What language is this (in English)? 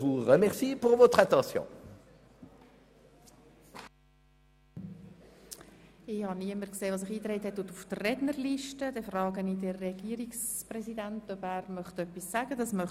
Swiss German